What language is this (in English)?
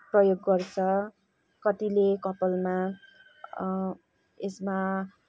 Nepali